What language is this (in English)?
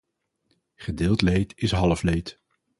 Dutch